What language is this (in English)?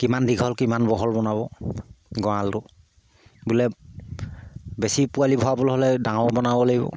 Assamese